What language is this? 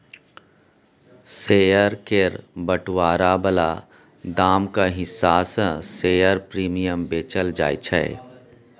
Maithili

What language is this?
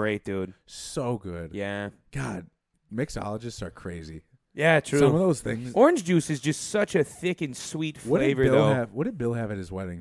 English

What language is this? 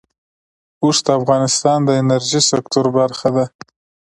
Pashto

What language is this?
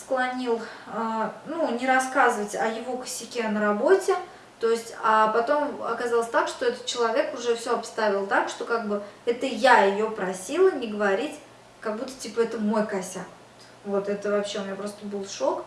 Russian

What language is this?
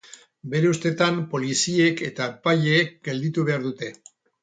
Basque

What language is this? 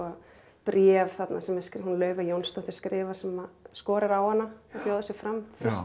Icelandic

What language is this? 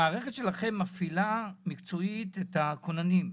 Hebrew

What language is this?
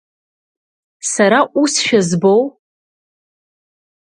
Abkhazian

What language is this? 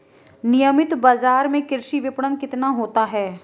Hindi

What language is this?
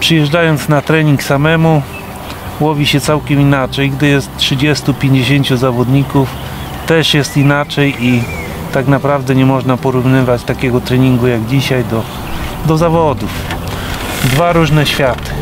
Polish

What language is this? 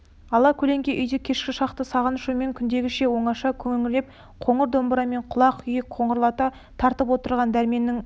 Kazakh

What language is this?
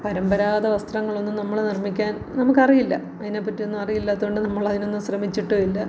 Malayalam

